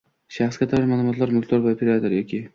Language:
Uzbek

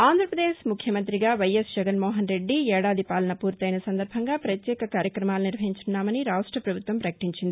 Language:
Telugu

